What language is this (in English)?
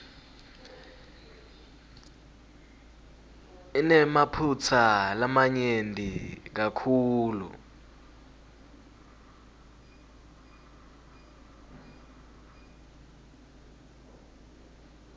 Swati